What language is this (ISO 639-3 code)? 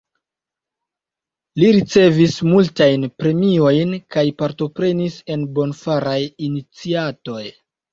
epo